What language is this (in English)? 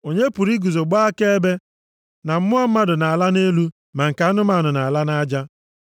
Igbo